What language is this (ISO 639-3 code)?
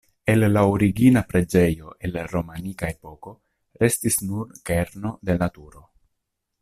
epo